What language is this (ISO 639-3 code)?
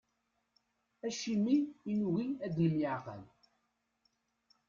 kab